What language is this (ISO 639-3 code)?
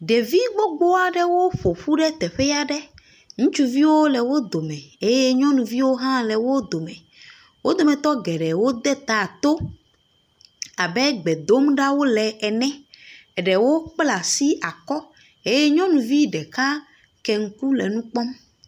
ewe